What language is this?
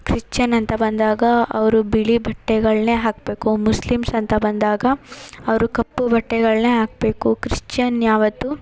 Kannada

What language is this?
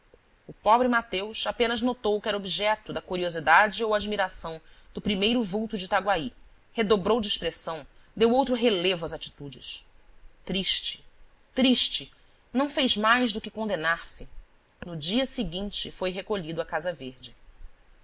Portuguese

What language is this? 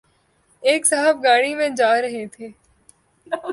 Urdu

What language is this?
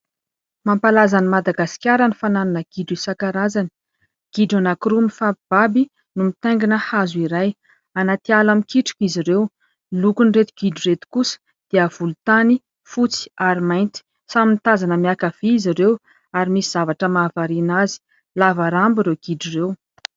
Malagasy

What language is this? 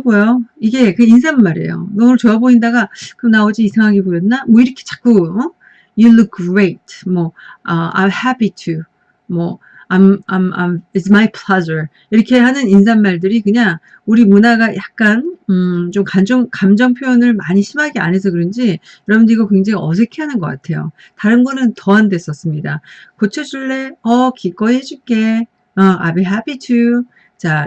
Korean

